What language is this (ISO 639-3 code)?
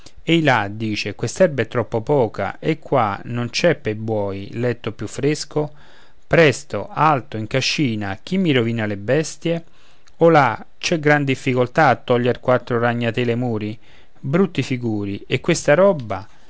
ita